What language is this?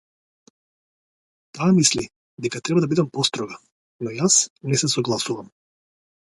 Macedonian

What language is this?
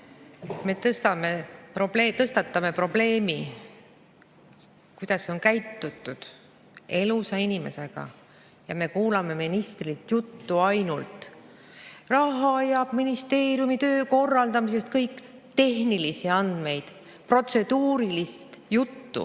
Estonian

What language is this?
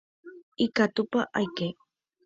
Guarani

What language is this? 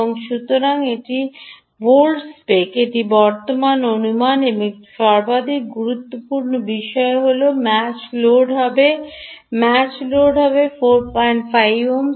Bangla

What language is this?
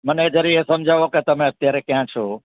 Gujarati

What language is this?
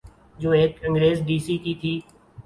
Urdu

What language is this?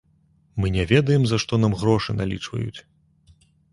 Belarusian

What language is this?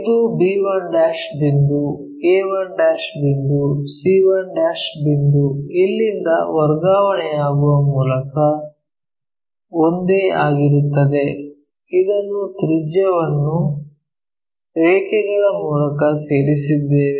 Kannada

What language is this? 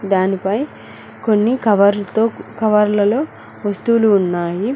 Telugu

